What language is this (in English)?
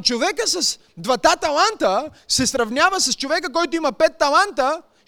Bulgarian